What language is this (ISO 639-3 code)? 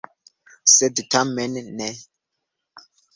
epo